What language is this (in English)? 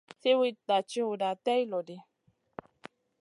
Masana